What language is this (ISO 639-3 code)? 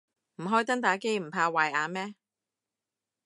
yue